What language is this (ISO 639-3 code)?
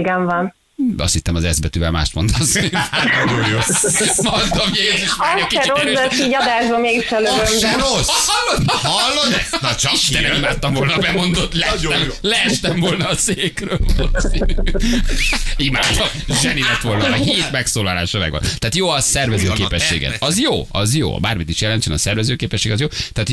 hun